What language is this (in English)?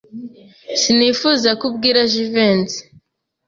Kinyarwanda